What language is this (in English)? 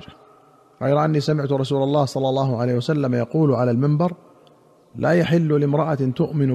Arabic